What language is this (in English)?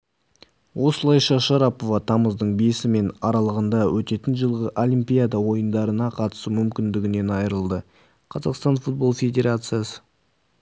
Kazakh